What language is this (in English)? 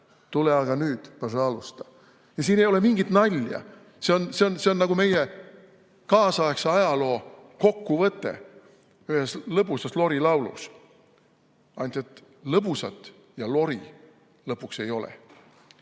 Estonian